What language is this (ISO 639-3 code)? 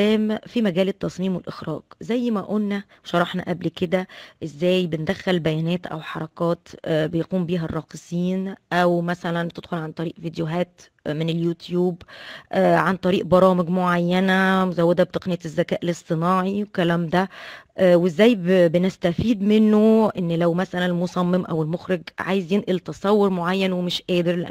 ara